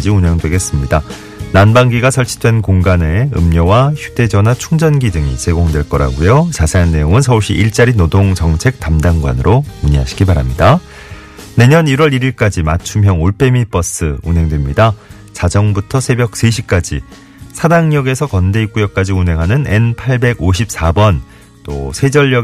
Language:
Korean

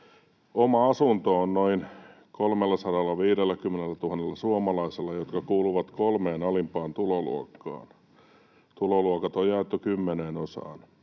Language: Finnish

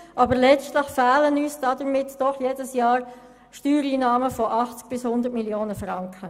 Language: Swiss German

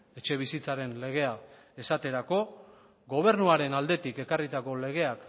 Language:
Basque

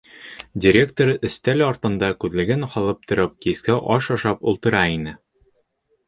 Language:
Bashkir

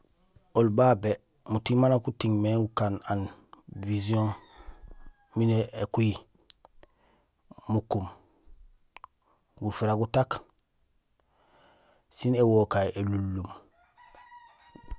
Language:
Gusilay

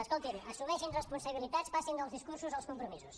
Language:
Catalan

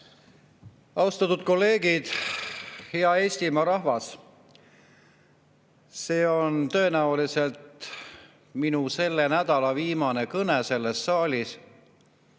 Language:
Estonian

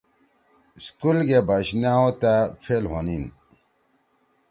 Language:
Torwali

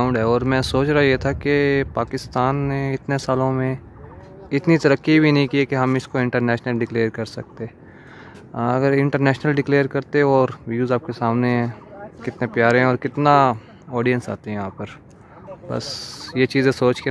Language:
Hindi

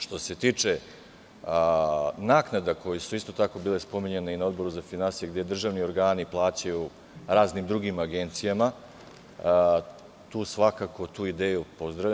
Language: Serbian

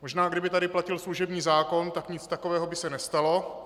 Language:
Czech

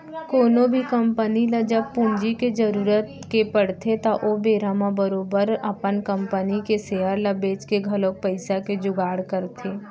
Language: Chhattisgarhi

